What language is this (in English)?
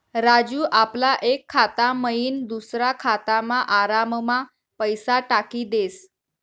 Marathi